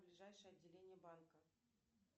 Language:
Russian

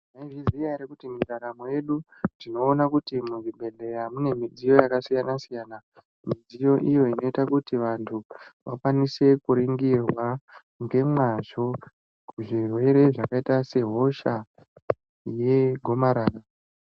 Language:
Ndau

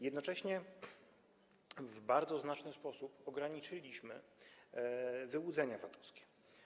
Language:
Polish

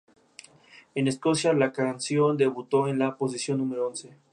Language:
Spanish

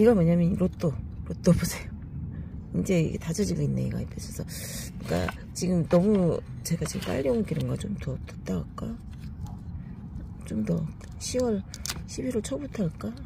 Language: Korean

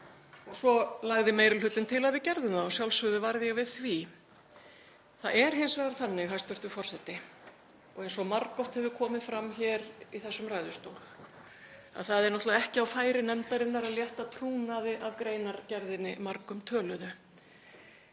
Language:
Icelandic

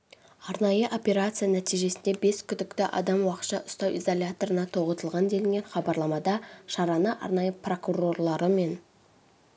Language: Kazakh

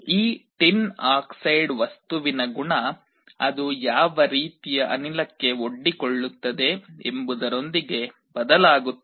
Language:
Kannada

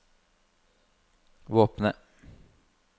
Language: Norwegian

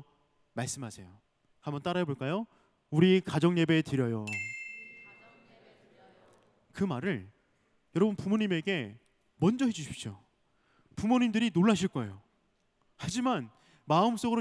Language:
Korean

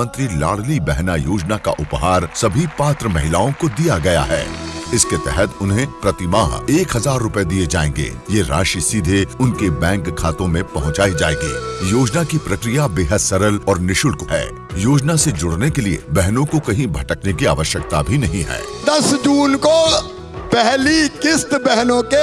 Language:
Hindi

